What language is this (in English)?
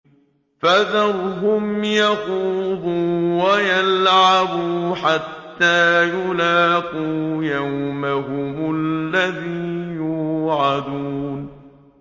Arabic